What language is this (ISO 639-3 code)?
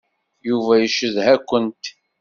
kab